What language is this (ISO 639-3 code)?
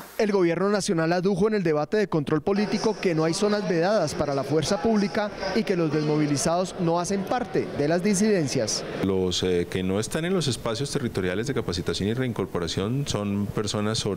spa